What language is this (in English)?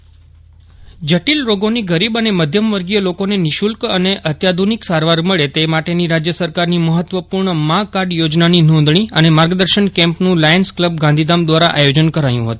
Gujarati